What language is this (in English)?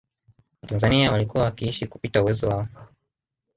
Swahili